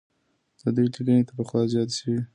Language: Pashto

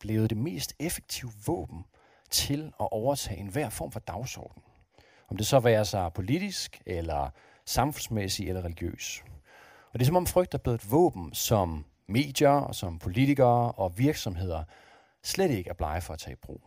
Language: Danish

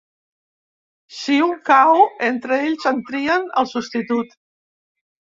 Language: Catalan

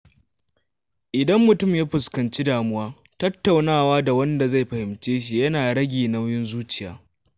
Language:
Hausa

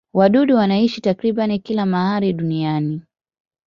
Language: Swahili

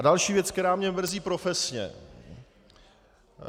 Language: Czech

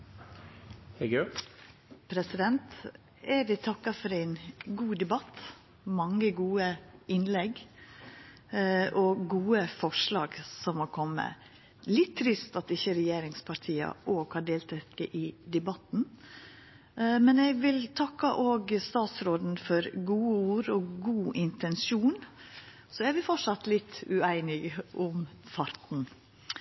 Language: Norwegian Nynorsk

